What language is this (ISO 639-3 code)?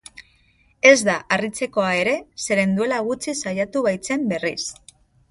eus